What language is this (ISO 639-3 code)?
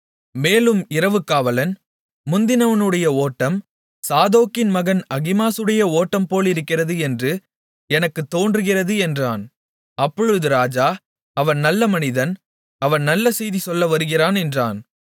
tam